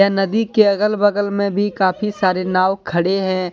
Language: Hindi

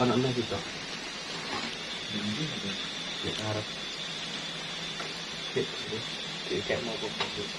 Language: Indonesian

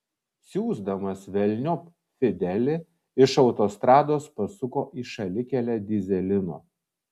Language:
Lithuanian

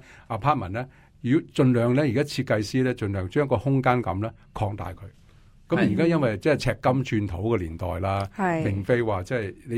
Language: Chinese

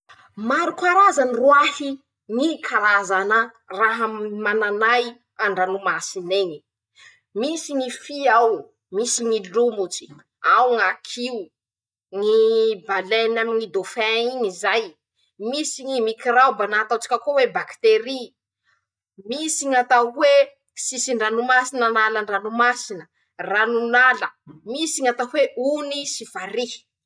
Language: Masikoro Malagasy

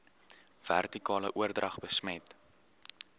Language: Afrikaans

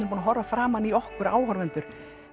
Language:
Icelandic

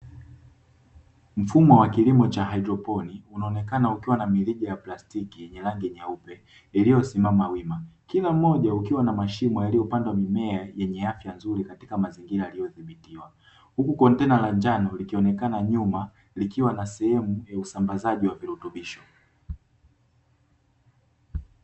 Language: Swahili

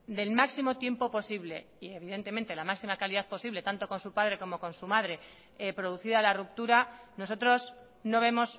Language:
Spanish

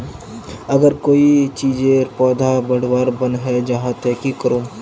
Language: Magahi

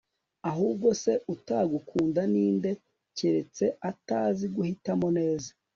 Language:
Kinyarwanda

